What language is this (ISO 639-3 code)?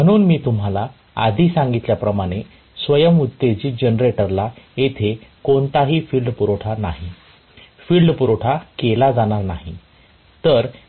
mar